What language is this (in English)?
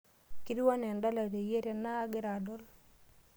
Masai